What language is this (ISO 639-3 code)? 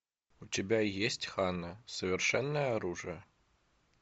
rus